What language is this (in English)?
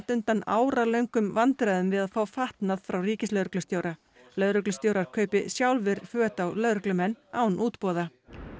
Icelandic